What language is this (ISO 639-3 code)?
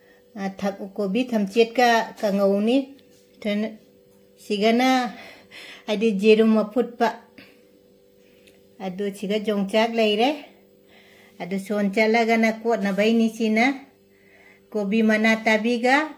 tha